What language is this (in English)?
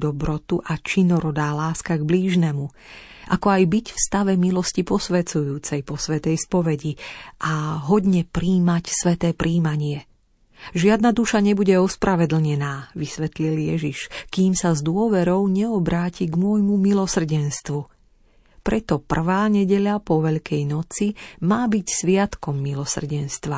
Slovak